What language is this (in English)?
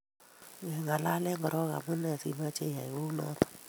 Kalenjin